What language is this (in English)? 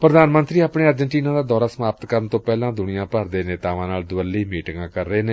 Punjabi